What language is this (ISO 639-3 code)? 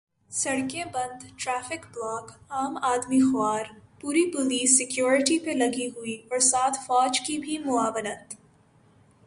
urd